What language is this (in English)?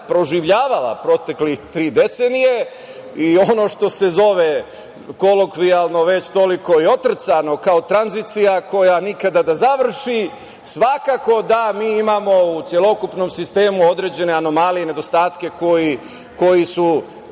Serbian